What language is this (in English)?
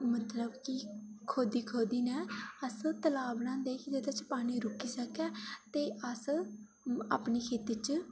Dogri